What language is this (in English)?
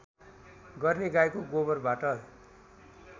Nepali